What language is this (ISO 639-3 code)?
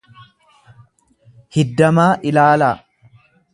orm